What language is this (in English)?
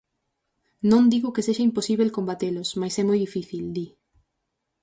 Galician